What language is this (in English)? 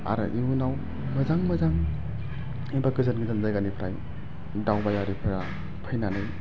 Bodo